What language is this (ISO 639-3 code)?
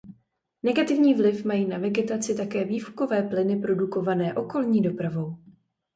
ces